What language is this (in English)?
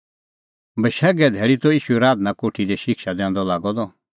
Kullu Pahari